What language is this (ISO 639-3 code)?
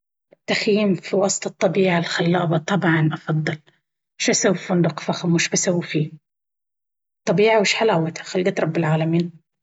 abv